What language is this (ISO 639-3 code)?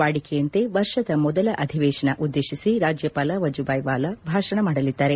kan